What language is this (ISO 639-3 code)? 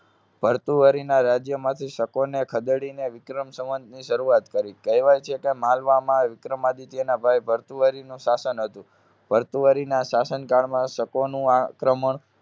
guj